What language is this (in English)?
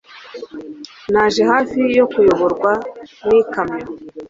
Kinyarwanda